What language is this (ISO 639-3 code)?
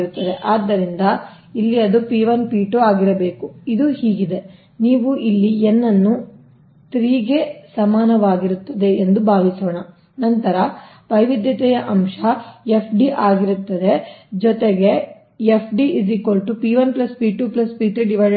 kan